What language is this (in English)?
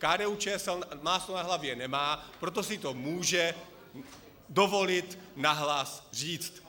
Czech